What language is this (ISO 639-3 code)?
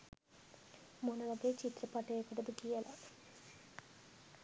sin